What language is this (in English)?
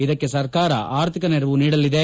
Kannada